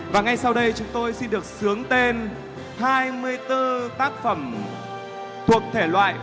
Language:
Vietnamese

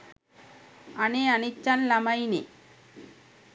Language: Sinhala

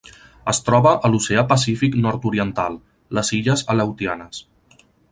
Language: Catalan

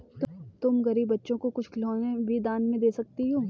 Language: Hindi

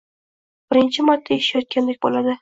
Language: Uzbek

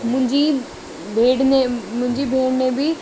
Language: Sindhi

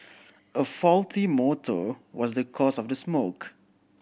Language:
English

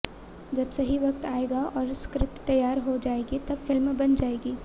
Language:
Hindi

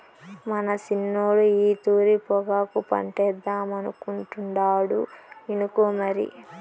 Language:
Telugu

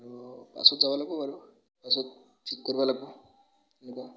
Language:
Assamese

